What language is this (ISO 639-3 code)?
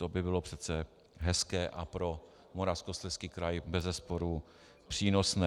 ces